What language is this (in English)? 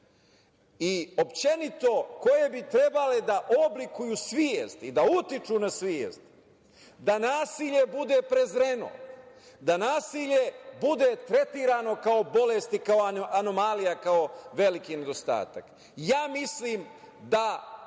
Serbian